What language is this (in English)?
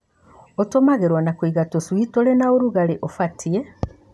Kikuyu